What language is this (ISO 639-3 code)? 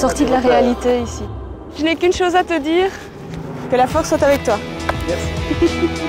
fra